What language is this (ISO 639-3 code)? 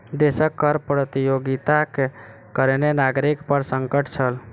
mai